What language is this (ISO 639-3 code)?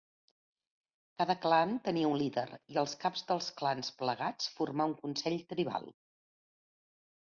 cat